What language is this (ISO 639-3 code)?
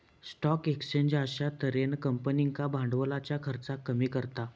mar